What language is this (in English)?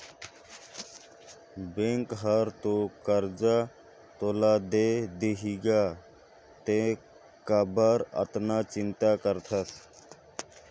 Chhattisgarhi